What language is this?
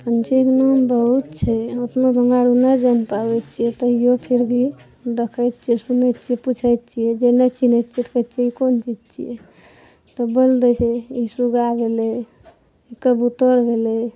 Maithili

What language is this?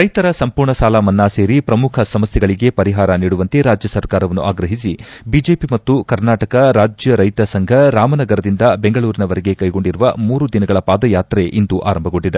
Kannada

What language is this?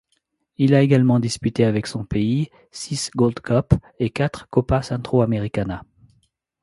French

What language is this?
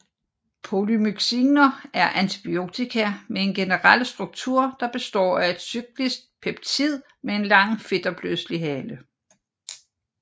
Danish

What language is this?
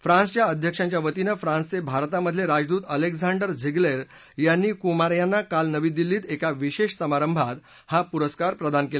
Marathi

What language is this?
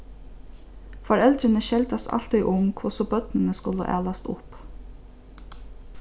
Faroese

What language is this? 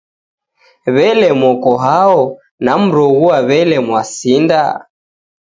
Taita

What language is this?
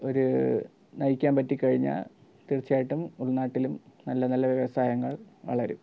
Malayalam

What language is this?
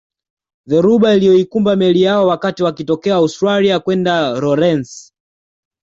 Swahili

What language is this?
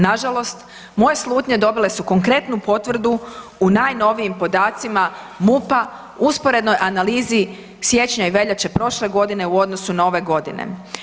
Croatian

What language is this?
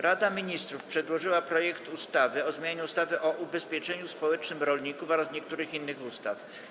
Polish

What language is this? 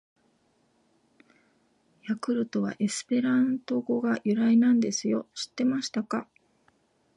Japanese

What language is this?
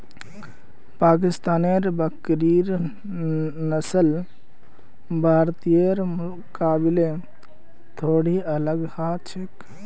Magahi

